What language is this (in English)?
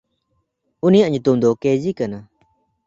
Santali